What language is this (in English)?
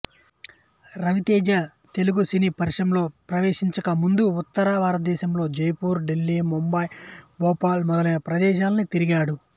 Telugu